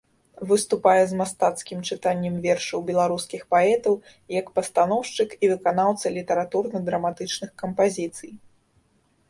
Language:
Belarusian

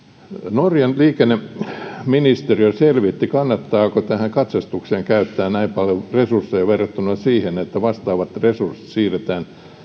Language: Finnish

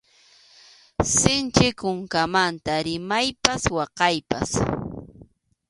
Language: Arequipa-La Unión Quechua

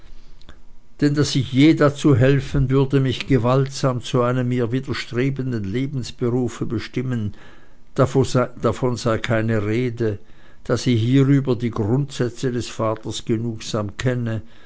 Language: German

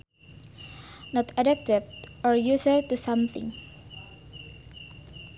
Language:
Sundanese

